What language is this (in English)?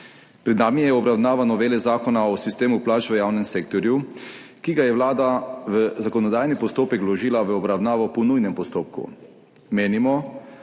Slovenian